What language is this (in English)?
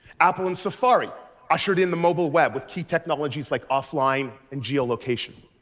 English